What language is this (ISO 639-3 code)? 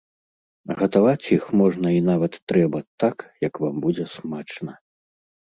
bel